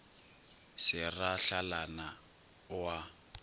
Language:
Northern Sotho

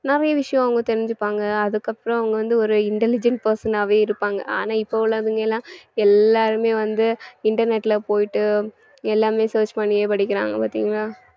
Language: Tamil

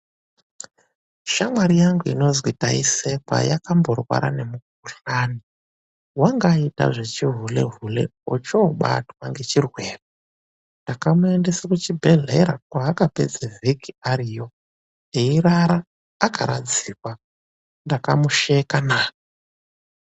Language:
Ndau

